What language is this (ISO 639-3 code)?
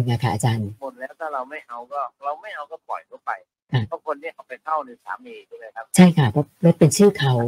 tha